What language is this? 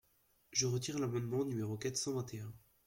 French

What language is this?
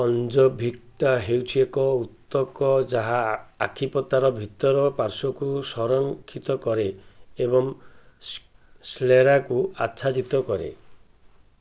Odia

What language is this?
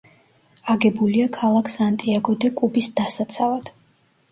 Georgian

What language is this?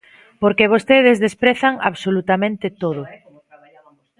Galician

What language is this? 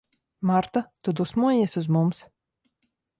Latvian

